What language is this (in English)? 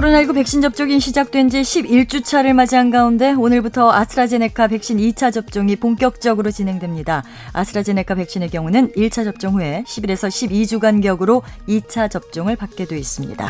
Korean